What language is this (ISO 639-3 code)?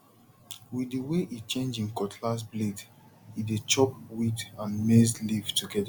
pcm